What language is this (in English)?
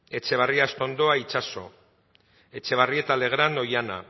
Basque